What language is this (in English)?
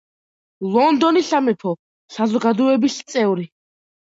Georgian